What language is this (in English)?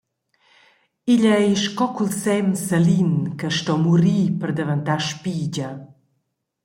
Romansh